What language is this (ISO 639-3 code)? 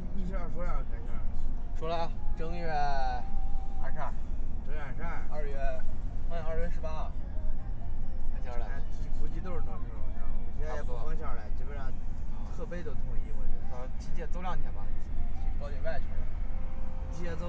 zho